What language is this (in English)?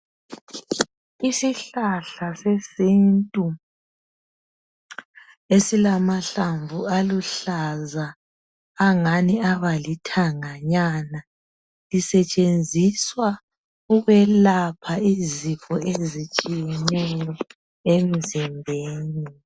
North Ndebele